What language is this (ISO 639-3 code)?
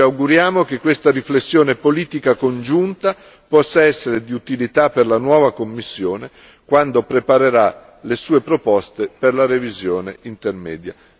ita